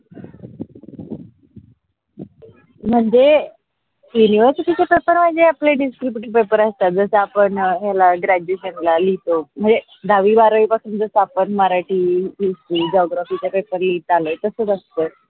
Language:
Marathi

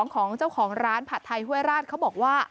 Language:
Thai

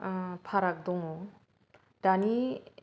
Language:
Bodo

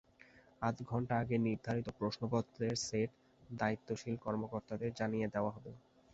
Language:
Bangla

